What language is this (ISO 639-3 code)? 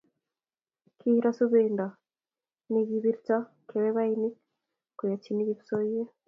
kln